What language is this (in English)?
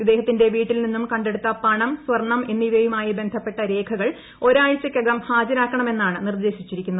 Malayalam